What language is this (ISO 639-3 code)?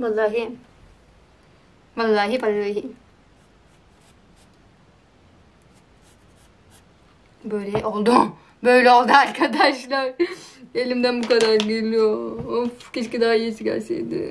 tur